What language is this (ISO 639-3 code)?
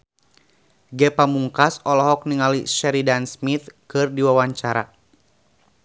sun